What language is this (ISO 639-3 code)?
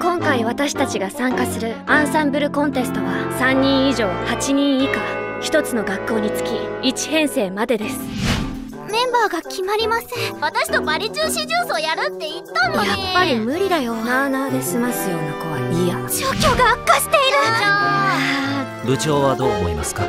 jpn